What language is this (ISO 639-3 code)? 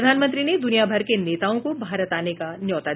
hin